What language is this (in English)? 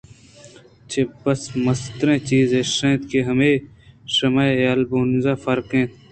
Eastern Balochi